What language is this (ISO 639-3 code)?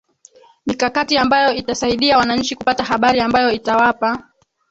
swa